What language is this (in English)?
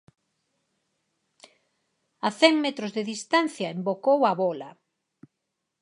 Galician